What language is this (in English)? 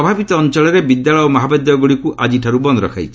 Odia